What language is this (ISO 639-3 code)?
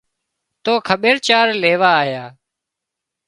kxp